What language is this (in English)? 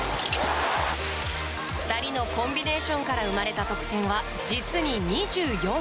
Japanese